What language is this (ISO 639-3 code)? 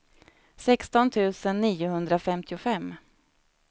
swe